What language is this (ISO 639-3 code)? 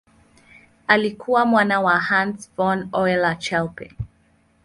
swa